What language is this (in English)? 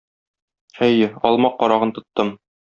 Tatar